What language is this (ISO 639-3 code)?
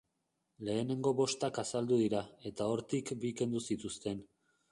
eus